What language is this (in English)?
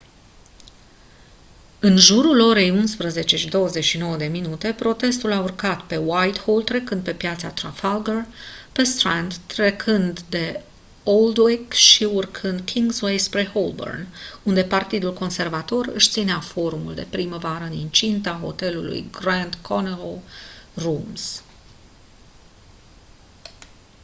Romanian